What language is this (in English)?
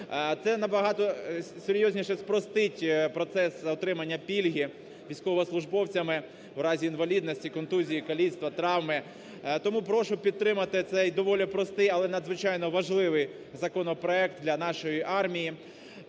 Ukrainian